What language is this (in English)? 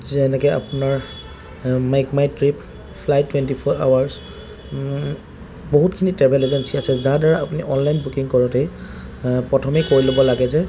Assamese